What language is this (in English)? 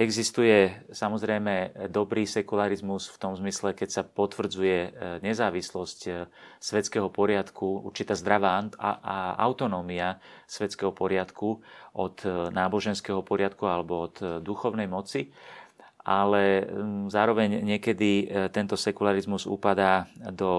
Slovak